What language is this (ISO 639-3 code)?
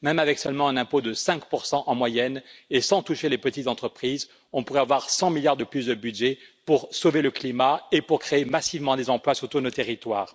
fra